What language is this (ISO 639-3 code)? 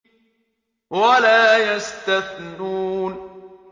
ara